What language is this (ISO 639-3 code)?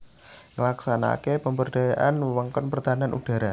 jav